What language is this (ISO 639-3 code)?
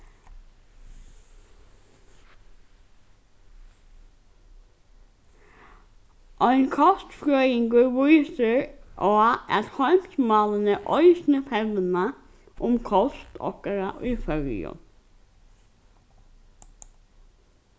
fao